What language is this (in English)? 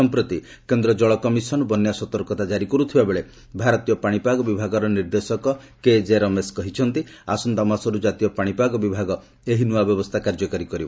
Odia